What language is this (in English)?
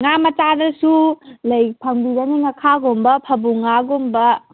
Manipuri